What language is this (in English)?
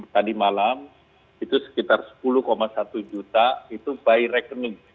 Indonesian